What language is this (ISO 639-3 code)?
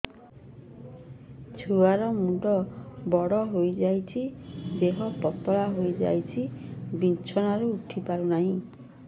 ori